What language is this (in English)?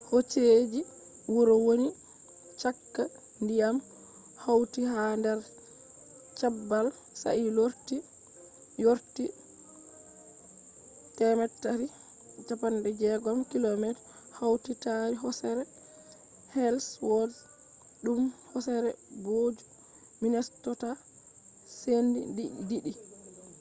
Fula